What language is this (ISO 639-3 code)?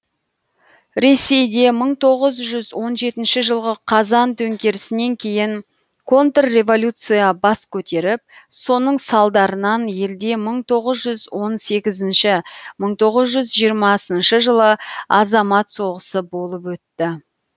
kaz